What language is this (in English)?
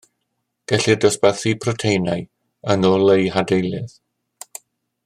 Welsh